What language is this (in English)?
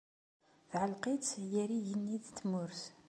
Kabyle